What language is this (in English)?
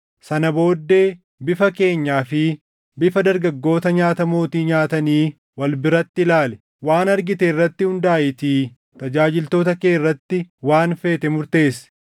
Oromo